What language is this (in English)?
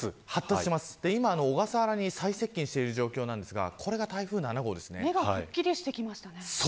Japanese